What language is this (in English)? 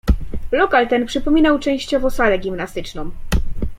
Polish